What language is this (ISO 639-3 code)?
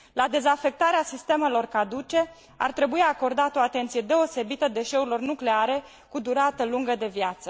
ron